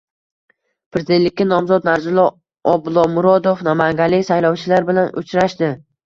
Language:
Uzbek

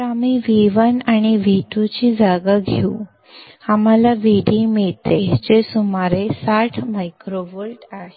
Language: Marathi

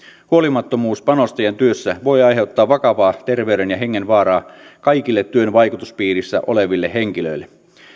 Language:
Finnish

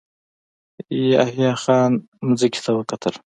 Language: Pashto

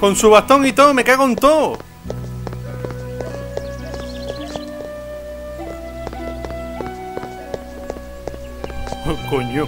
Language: Spanish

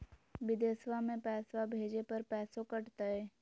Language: Magahi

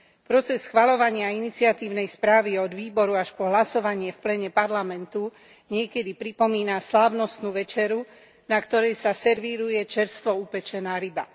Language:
Slovak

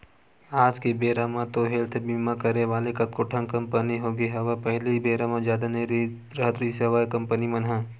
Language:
Chhattisgarhi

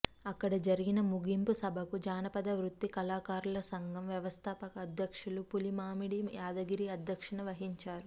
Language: Telugu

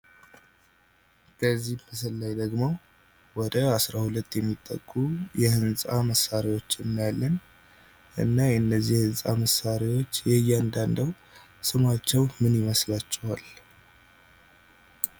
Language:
Amharic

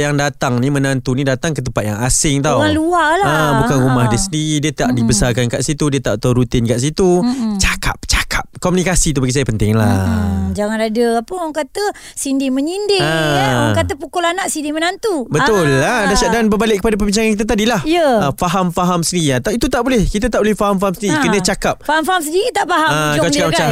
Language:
Malay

